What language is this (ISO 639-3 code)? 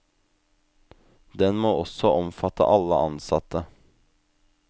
nor